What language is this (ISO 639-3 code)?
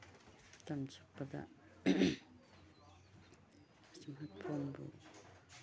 mni